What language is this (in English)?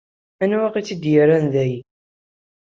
Kabyle